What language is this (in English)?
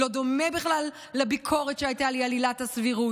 Hebrew